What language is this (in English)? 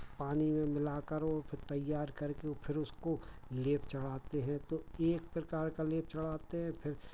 Hindi